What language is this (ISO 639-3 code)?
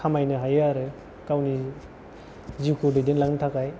brx